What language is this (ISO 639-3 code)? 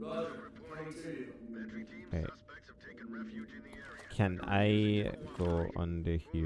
eng